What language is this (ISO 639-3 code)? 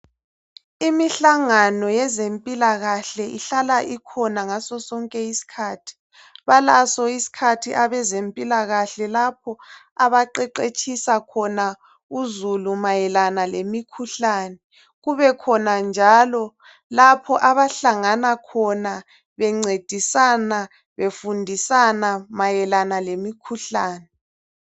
nde